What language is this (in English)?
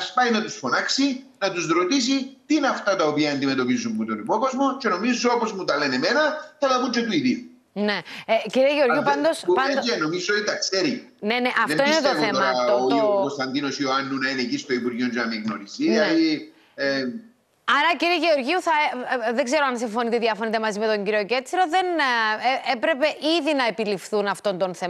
Greek